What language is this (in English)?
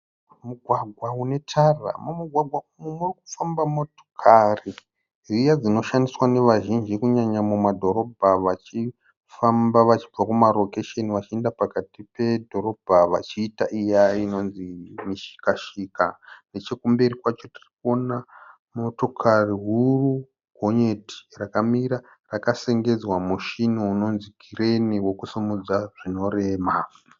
Shona